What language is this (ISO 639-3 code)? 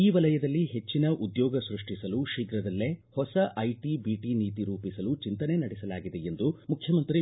kan